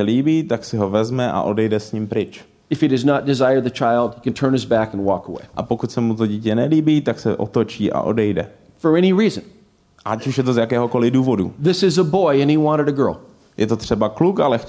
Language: Czech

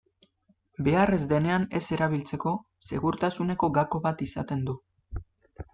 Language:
Basque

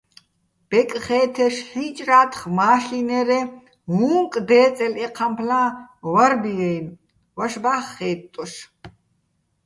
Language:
Bats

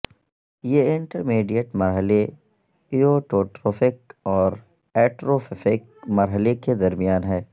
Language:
Urdu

